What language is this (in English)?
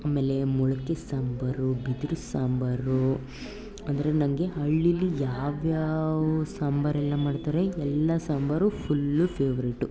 Kannada